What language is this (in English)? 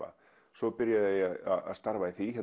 Icelandic